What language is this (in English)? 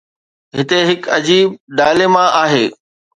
Sindhi